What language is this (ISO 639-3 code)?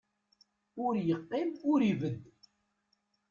kab